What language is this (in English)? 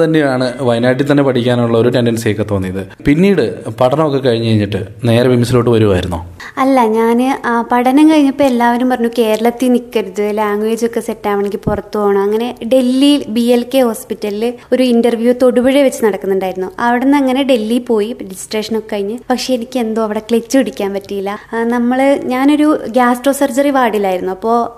Malayalam